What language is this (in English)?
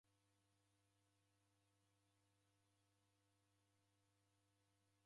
Taita